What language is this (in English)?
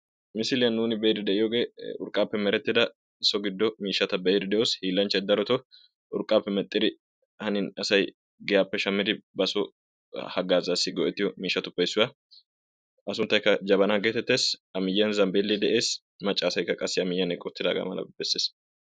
Wolaytta